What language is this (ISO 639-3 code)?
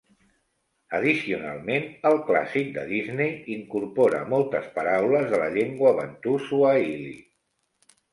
cat